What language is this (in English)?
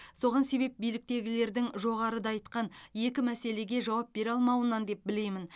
Kazakh